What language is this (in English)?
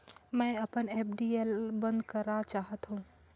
Chhattisgarhi